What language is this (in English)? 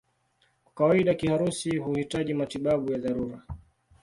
Swahili